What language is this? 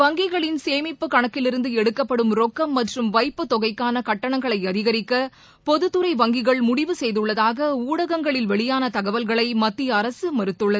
Tamil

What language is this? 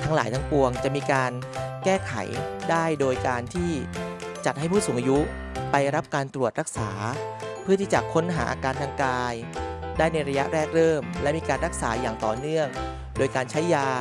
Thai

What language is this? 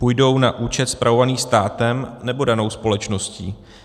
Czech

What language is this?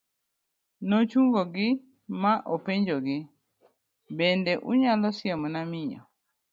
Luo (Kenya and Tanzania)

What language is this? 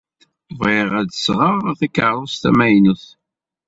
Kabyle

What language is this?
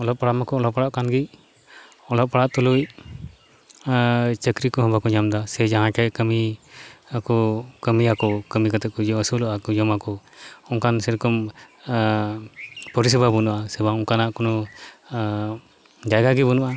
Santali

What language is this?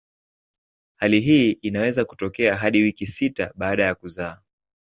Swahili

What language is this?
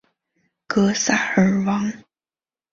Chinese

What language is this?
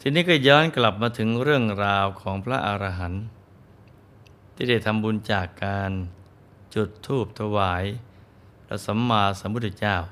Thai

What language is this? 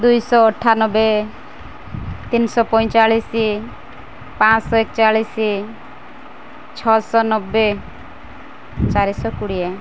Odia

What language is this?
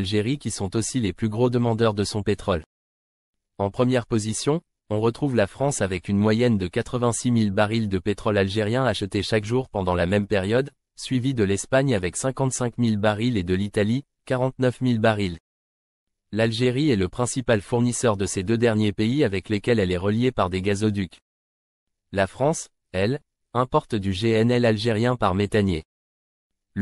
French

